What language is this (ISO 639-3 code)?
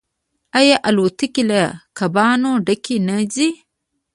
pus